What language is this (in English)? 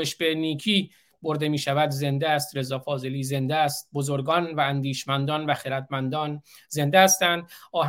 Persian